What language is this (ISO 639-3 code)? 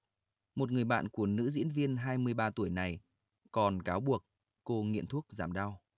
vie